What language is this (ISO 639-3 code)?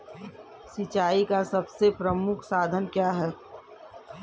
hin